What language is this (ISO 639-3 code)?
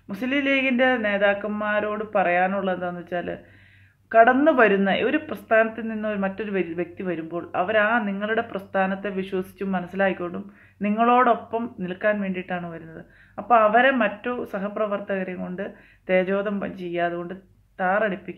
tur